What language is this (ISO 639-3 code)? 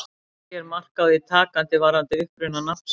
isl